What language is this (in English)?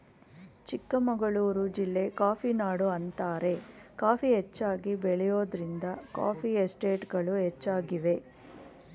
Kannada